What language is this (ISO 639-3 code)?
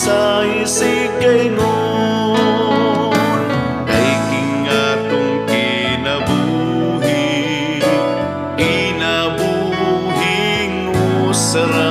fil